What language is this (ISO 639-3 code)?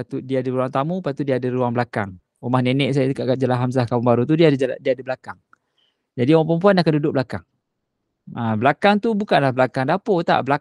msa